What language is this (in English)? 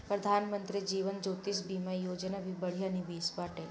Bhojpuri